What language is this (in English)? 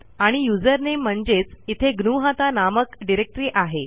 Marathi